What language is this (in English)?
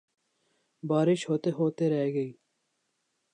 Urdu